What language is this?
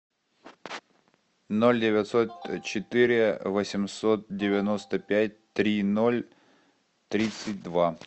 Russian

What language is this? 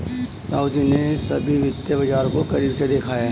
Hindi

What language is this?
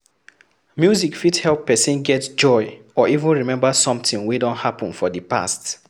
Nigerian Pidgin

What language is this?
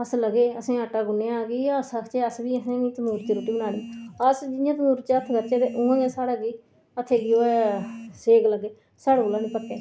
Dogri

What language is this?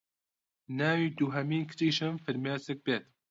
Central Kurdish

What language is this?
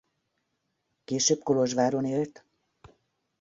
Hungarian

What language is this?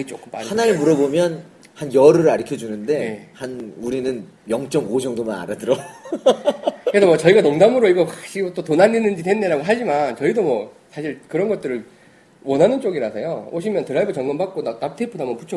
Korean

